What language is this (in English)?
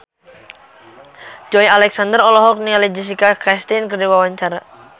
Sundanese